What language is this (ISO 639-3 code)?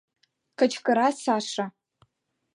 chm